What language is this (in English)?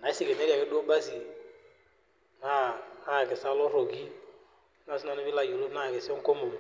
Masai